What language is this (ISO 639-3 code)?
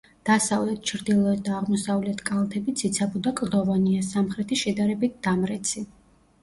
kat